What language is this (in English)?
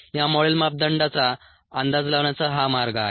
Marathi